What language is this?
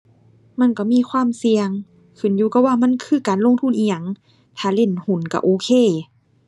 Thai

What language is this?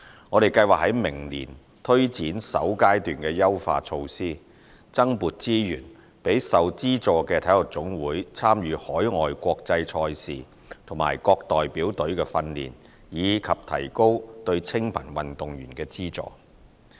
Cantonese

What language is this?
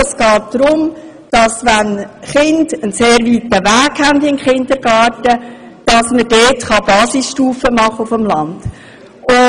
Swiss German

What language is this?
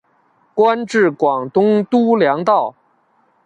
Chinese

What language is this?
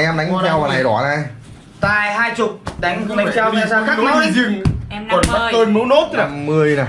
Vietnamese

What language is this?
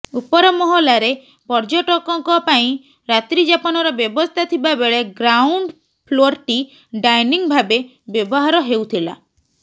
Odia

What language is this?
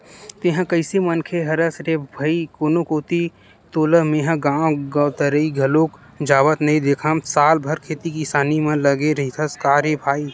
Chhattisgarhi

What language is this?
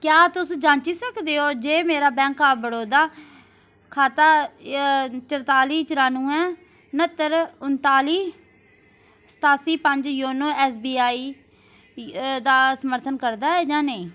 Dogri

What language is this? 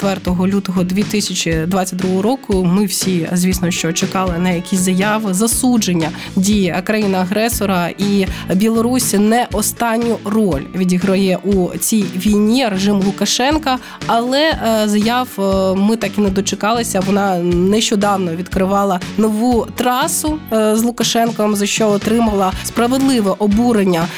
Ukrainian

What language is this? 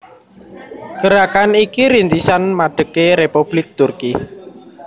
Javanese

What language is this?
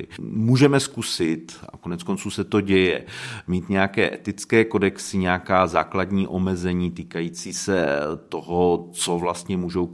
Czech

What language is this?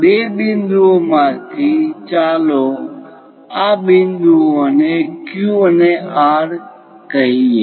Gujarati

